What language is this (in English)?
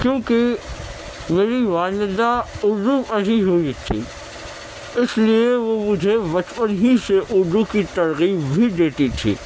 Urdu